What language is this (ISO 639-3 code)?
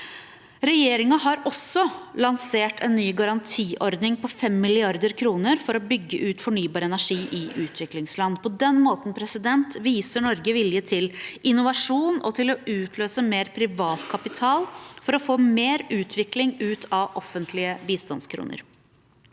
nor